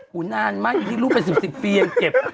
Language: Thai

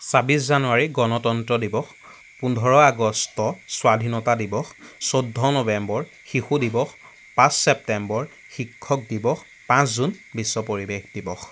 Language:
Assamese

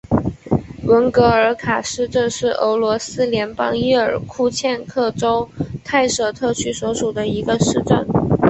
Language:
Chinese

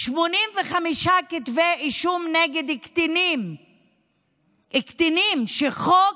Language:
Hebrew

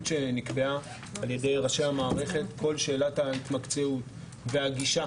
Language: Hebrew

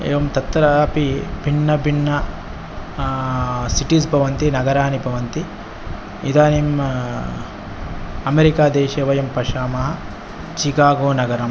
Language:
Sanskrit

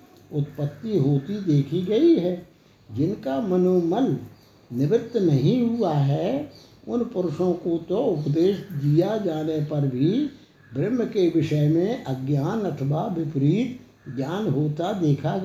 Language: Hindi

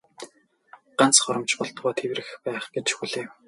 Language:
Mongolian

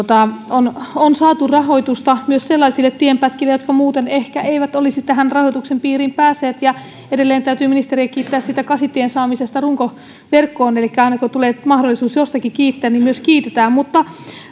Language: Finnish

